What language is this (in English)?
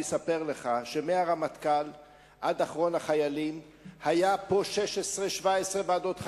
Hebrew